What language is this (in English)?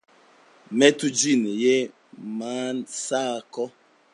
Esperanto